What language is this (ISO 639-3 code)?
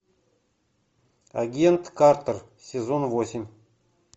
rus